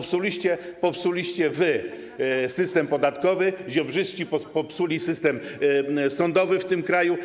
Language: Polish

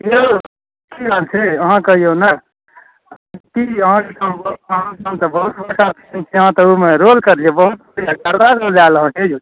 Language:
Maithili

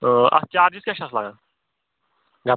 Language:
Kashmiri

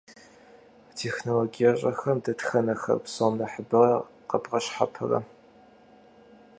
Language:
Kabardian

